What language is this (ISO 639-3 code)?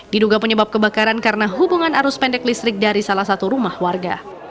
ind